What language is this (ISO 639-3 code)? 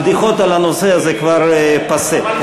heb